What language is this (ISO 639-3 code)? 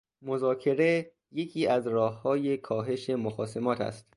fas